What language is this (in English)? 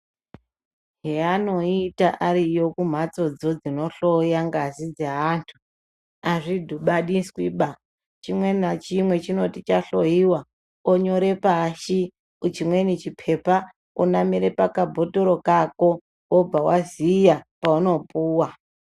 Ndau